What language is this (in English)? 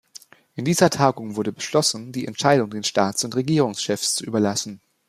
German